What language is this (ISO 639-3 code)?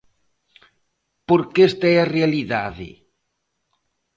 glg